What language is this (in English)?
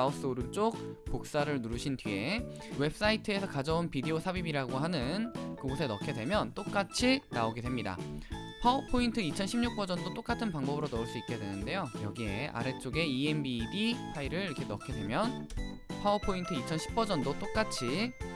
Korean